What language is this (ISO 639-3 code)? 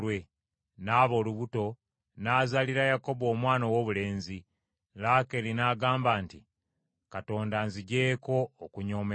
lug